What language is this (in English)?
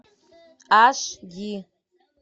Russian